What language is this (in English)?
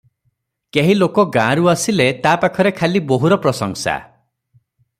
Odia